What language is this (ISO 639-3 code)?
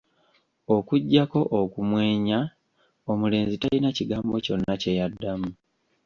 lug